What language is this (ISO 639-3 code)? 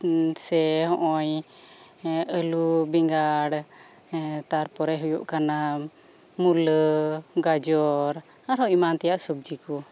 sat